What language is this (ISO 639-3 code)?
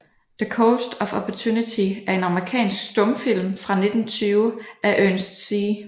dan